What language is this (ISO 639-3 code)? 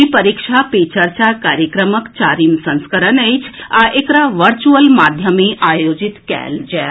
mai